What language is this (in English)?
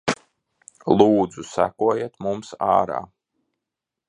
Latvian